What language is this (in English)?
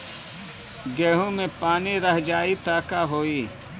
Bhojpuri